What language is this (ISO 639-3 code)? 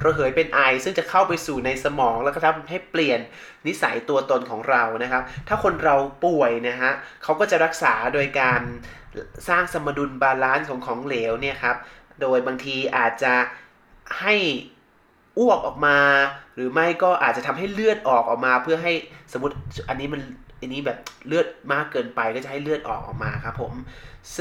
tha